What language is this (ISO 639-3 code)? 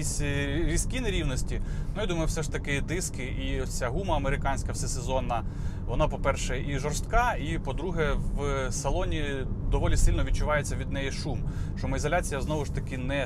ukr